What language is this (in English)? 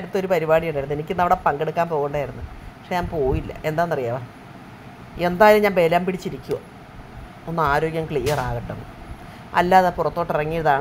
Malayalam